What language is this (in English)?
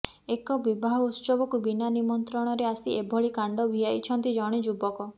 Odia